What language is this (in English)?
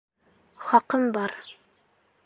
Bashkir